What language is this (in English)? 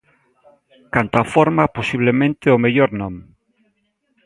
Galician